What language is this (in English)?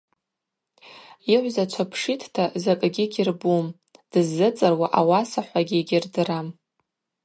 Abaza